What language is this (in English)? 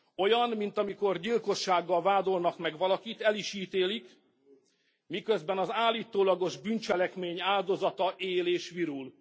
Hungarian